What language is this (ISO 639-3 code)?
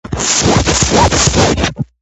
kat